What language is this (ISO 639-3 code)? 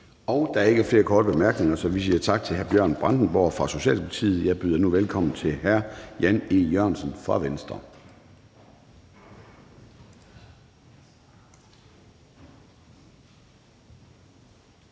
dan